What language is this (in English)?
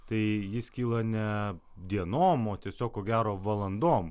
Lithuanian